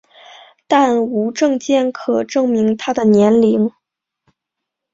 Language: Chinese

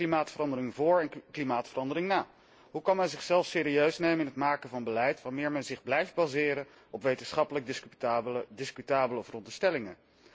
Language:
Dutch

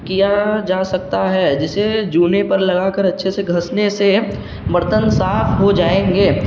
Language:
Urdu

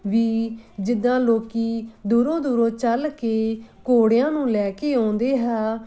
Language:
Punjabi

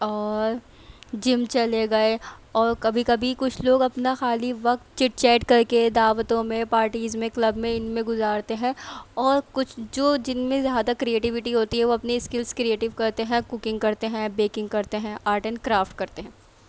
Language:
Urdu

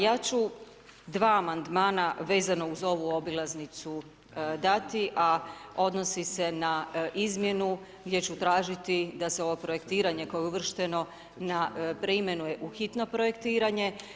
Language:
Croatian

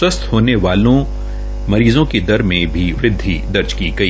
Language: Hindi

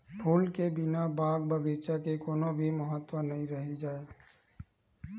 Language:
Chhattisgarhi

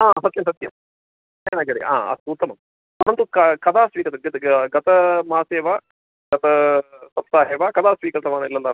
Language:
Sanskrit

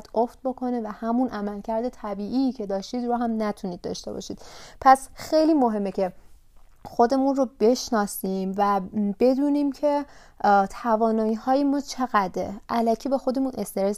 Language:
Persian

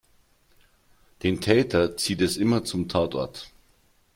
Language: German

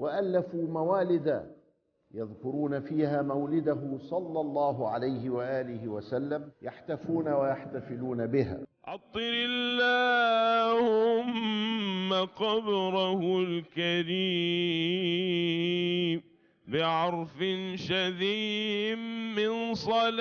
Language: Arabic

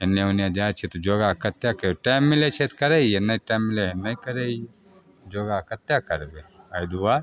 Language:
Maithili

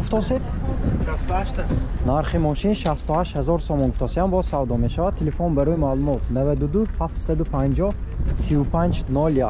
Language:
Turkish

